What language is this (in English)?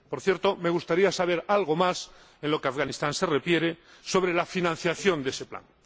Spanish